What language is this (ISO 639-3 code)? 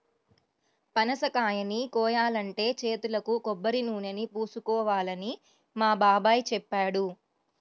tel